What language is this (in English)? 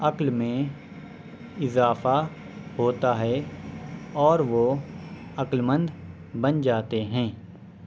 Urdu